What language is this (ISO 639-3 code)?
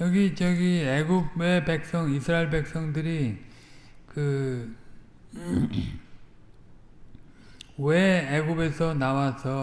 kor